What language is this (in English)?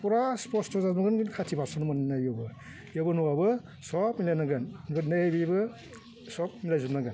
Bodo